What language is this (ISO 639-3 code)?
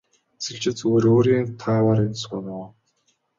mon